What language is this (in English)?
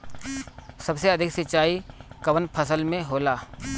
Bhojpuri